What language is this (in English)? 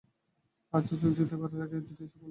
Bangla